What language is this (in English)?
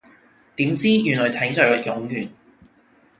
Cantonese